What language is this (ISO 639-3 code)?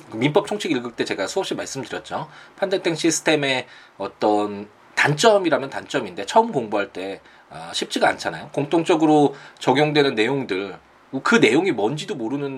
kor